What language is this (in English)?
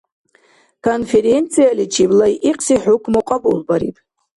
Dargwa